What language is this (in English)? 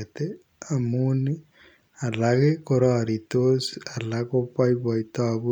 Kalenjin